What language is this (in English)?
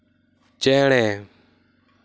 Santali